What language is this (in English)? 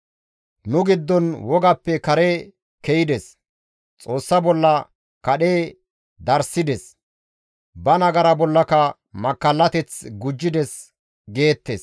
Gamo